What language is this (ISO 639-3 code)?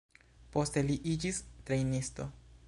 epo